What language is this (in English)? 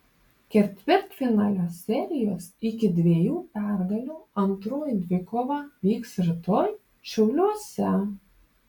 Lithuanian